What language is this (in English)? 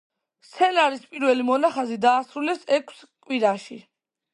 Georgian